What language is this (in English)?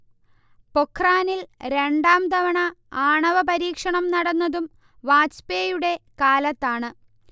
Malayalam